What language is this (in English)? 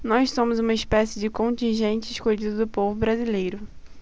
Portuguese